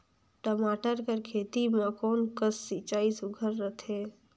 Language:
Chhattisgarhi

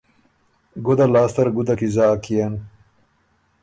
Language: Ormuri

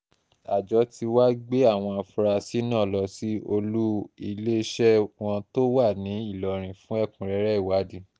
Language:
Yoruba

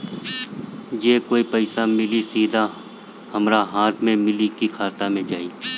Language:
Bhojpuri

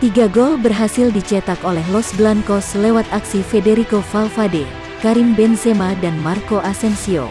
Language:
Indonesian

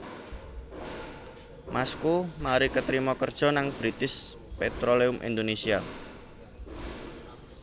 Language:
Javanese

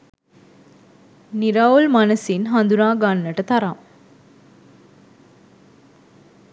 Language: Sinhala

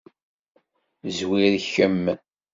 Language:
Kabyle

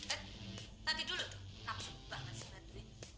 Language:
Indonesian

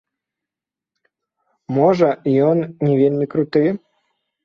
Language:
Belarusian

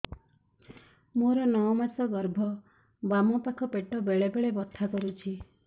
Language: Odia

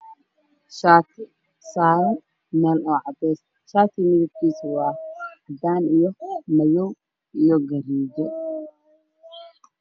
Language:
Somali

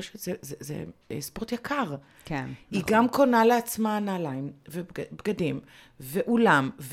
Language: Hebrew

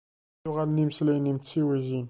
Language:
Kabyle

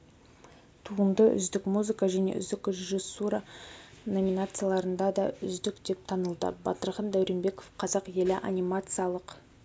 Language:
Kazakh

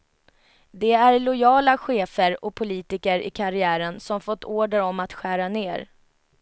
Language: Swedish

